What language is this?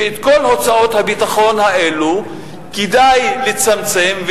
Hebrew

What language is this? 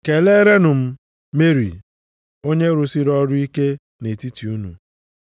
Igbo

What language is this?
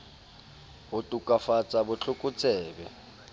Southern Sotho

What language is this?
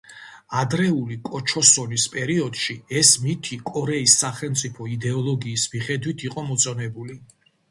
Georgian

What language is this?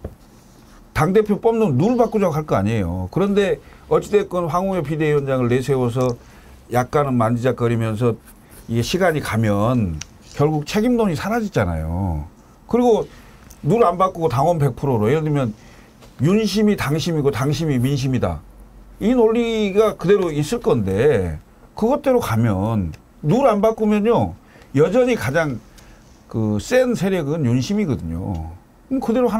Korean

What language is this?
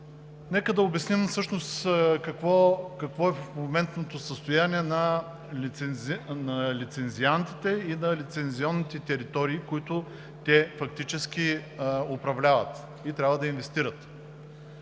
Bulgarian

